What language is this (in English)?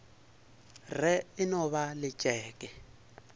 Northern Sotho